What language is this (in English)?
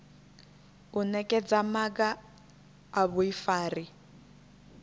Venda